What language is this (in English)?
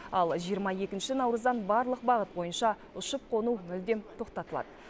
Kazakh